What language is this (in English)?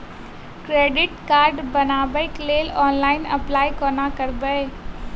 Maithili